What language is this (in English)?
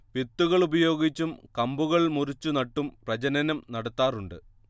Malayalam